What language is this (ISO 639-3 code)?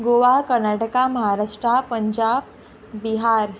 kok